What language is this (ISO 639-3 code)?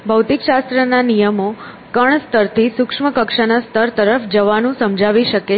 guj